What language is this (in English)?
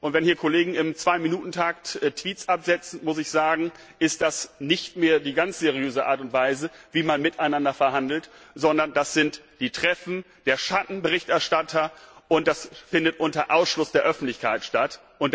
German